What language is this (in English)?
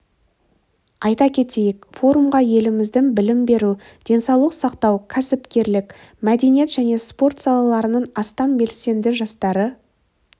Kazakh